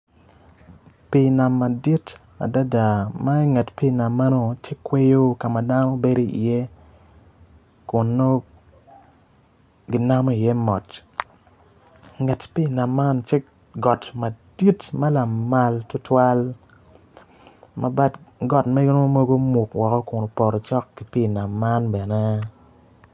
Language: Acoli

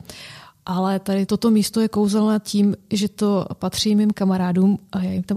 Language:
Czech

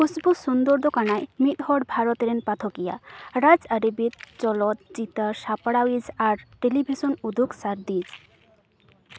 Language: Santali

